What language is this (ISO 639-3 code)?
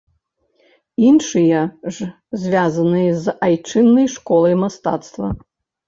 bel